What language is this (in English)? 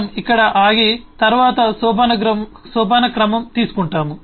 Telugu